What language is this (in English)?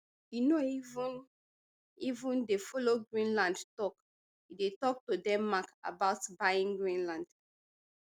Nigerian Pidgin